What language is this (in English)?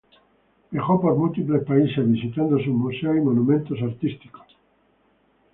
Spanish